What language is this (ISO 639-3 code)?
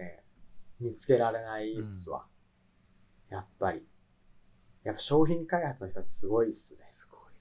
jpn